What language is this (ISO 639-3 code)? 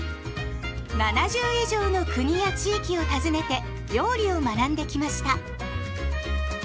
jpn